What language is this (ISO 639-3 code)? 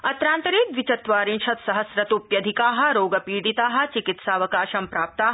san